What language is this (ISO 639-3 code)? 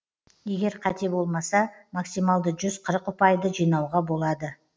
kaz